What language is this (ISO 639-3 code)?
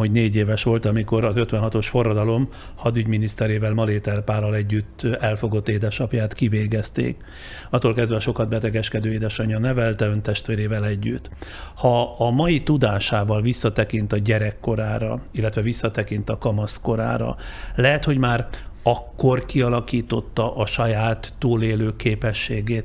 hun